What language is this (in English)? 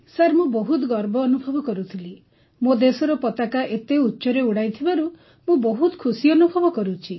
Odia